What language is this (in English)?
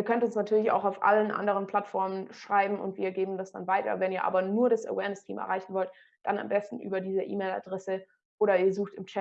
German